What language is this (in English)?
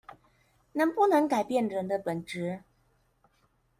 Chinese